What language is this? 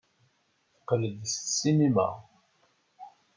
Kabyle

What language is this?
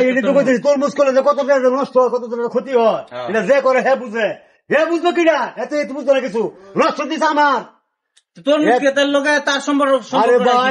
Arabic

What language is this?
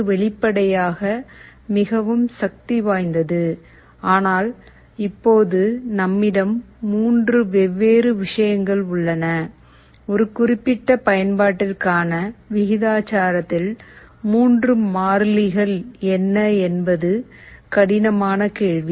Tamil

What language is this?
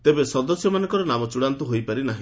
Odia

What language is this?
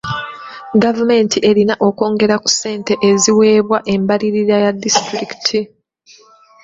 Ganda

